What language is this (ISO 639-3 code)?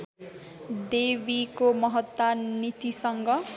nep